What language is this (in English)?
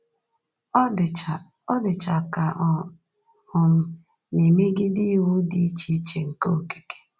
Igbo